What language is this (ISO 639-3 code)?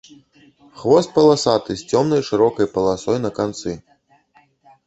bel